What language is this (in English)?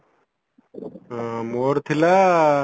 Odia